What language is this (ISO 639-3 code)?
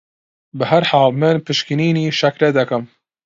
ckb